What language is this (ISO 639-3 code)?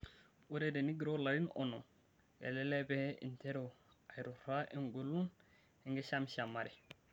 mas